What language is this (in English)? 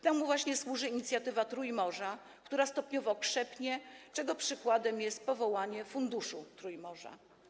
Polish